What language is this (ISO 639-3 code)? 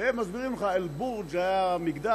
heb